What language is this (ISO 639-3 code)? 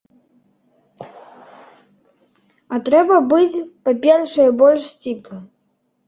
bel